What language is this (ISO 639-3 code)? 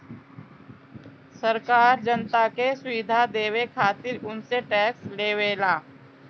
bho